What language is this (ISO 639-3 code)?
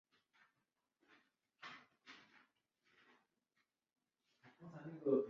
zho